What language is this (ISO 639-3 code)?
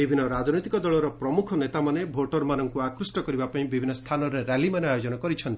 ori